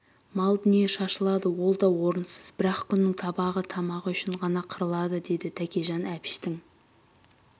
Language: Kazakh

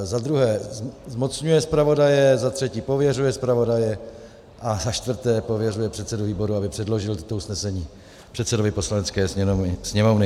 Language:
Czech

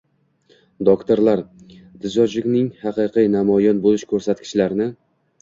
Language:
Uzbek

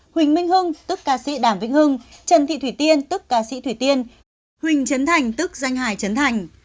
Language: Vietnamese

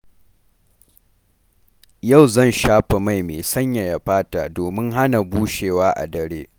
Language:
Hausa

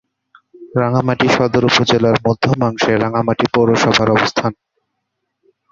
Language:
Bangla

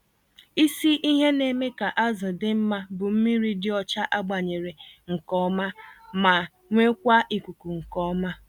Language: Igbo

